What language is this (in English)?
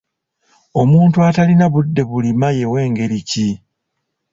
Ganda